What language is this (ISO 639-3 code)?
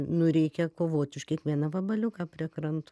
lit